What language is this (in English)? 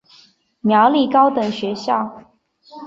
Chinese